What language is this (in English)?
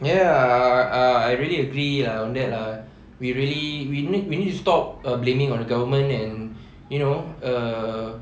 English